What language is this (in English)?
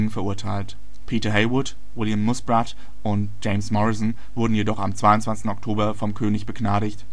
German